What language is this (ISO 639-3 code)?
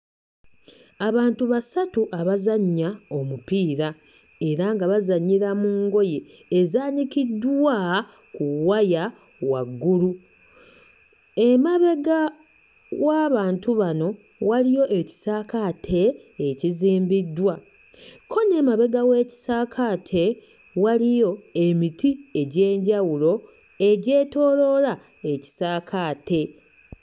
lug